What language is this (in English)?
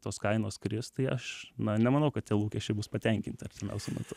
Lithuanian